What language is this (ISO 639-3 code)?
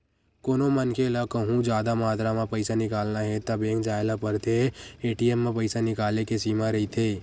hne